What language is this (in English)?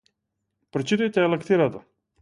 Macedonian